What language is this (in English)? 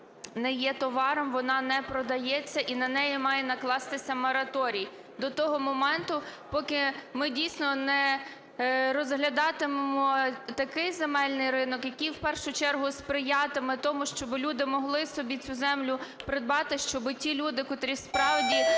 Ukrainian